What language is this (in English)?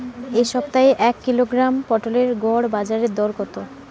Bangla